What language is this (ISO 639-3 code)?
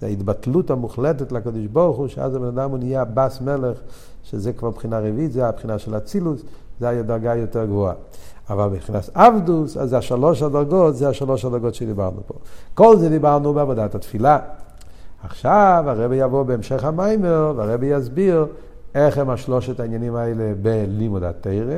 heb